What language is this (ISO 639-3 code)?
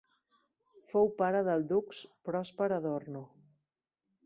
cat